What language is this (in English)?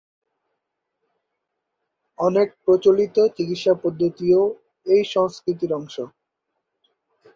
Bangla